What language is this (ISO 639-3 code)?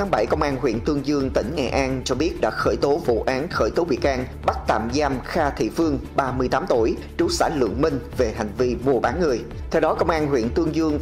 vie